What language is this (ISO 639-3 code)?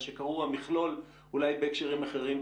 heb